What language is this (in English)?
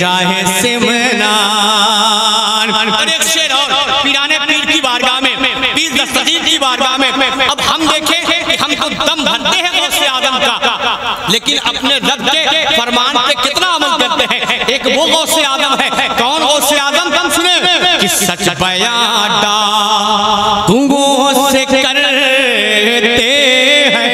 Hindi